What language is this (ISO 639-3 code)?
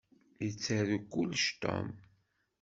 kab